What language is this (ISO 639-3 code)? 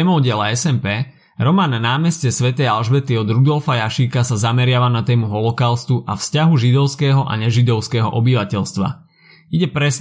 slk